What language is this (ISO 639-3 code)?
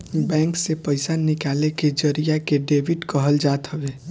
bho